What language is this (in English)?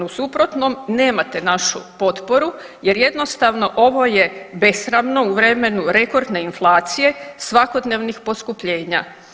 Croatian